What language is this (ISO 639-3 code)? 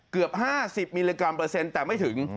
tha